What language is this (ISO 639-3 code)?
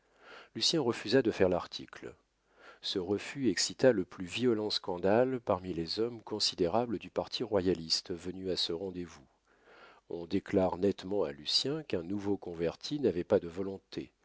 fra